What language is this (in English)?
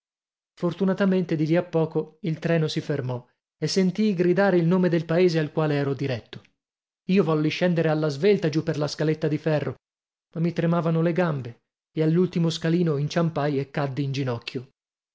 Italian